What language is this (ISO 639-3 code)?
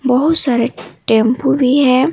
hin